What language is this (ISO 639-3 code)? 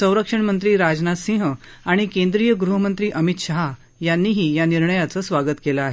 mar